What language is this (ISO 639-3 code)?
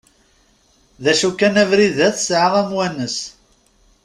kab